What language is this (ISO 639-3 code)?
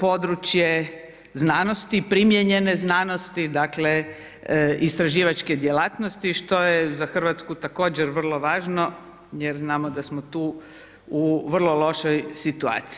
hrv